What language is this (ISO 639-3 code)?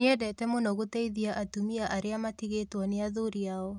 kik